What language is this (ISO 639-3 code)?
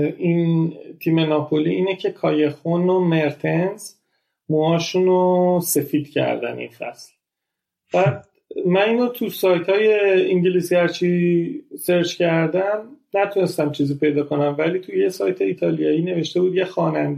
fas